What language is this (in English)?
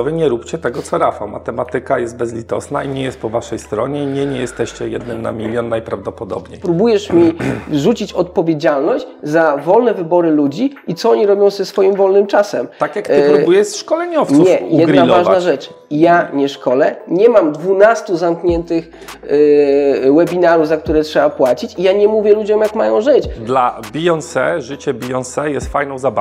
Polish